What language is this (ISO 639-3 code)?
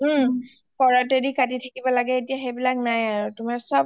asm